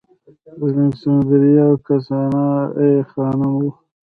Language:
Pashto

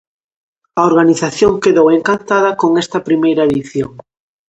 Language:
Galician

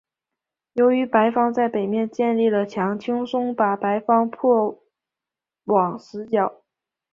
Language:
Chinese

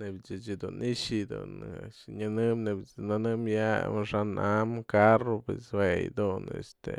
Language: Mazatlán Mixe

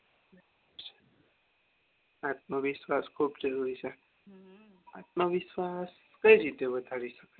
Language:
Gujarati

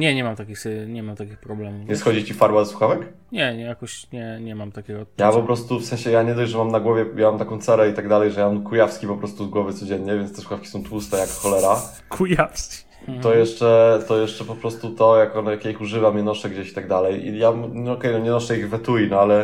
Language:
Polish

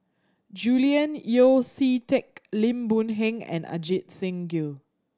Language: English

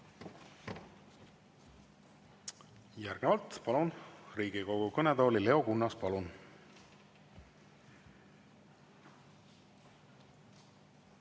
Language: Estonian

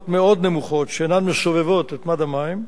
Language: Hebrew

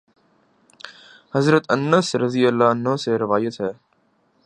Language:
Urdu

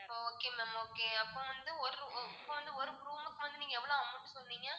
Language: Tamil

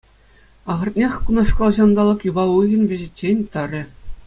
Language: Chuvash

